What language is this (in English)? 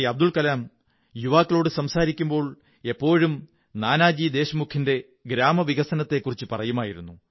Malayalam